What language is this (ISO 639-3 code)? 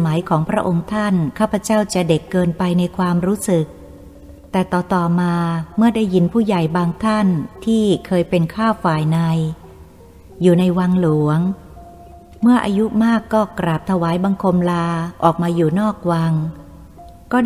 tha